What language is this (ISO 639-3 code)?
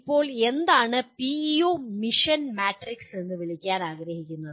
mal